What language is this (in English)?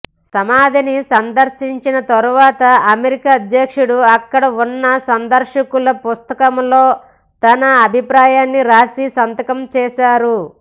Telugu